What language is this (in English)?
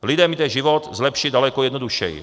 Czech